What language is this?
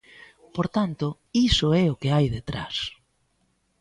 Galician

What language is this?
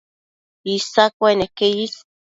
Matsés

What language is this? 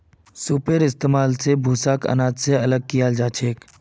Magahi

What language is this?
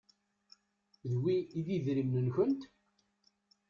Kabyle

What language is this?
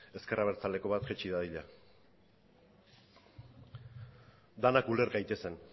Basque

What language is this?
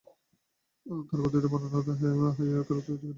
Bangla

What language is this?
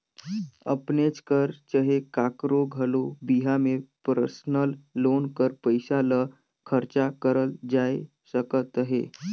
Chhattisgarhi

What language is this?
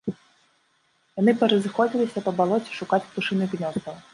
Belarusian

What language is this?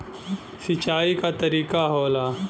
Bhojpuri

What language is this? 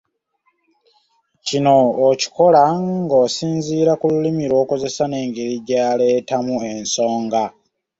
Ganda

